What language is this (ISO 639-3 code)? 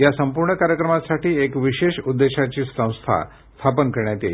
mar